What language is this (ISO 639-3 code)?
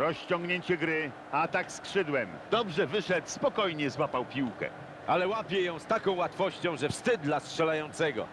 pol